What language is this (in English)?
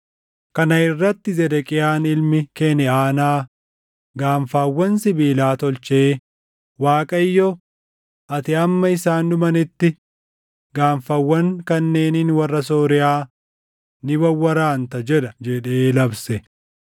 Oromo